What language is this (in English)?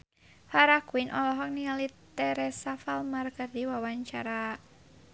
Sundanese